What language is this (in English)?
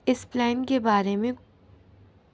Urdu